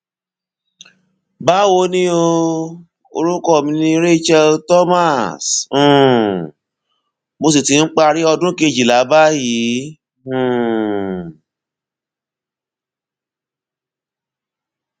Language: Yoruba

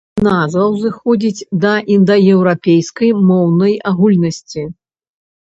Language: Belarusian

